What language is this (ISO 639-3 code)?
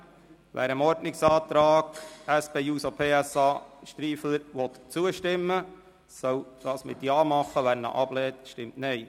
gsw